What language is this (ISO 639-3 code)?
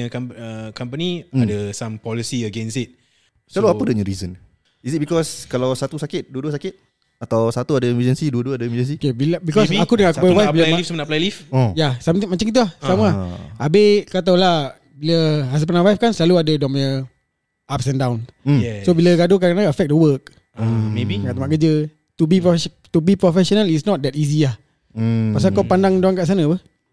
msa